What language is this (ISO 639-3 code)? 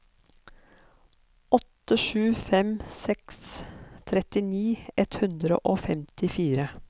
nor